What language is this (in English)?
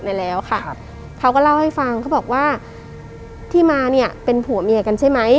Thai